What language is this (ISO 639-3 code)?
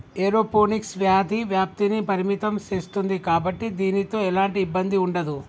tel